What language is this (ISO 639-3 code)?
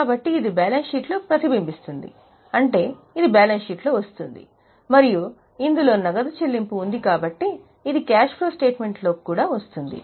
tel